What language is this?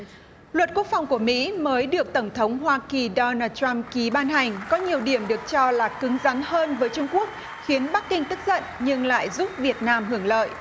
Vietnamese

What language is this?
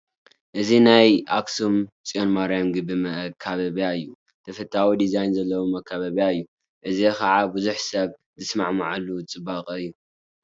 Tigrinya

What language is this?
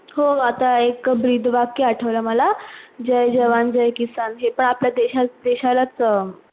Marathi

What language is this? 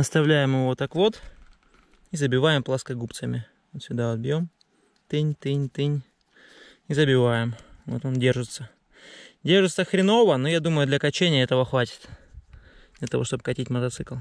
Russian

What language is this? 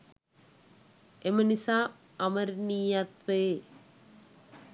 Sinhala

